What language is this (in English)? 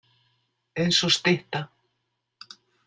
Icelandic